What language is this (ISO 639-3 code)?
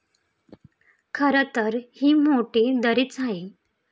mar